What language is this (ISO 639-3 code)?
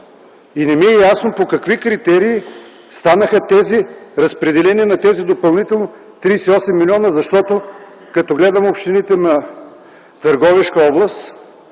bul